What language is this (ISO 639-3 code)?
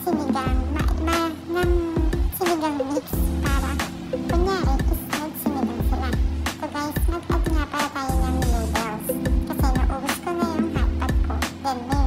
ind